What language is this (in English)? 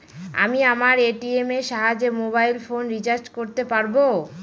Bangla